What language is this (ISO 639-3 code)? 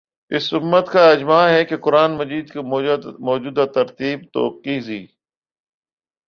urd